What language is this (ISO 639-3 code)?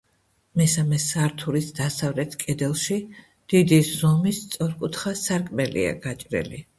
kat